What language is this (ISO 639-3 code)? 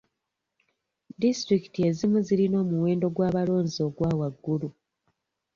lug